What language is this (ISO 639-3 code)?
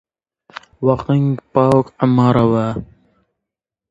ckb